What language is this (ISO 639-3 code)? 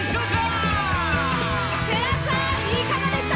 jpn